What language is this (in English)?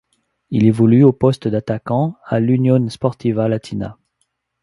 French